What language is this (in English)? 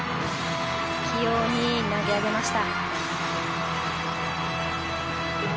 Japanese